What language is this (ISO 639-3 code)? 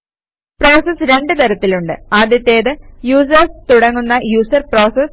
mal